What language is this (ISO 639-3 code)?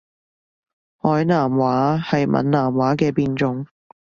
yue